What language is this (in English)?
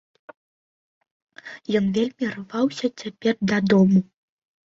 Belarusian